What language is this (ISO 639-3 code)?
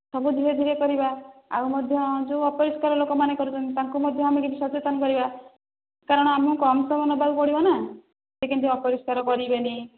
ori